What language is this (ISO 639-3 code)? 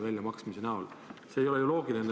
est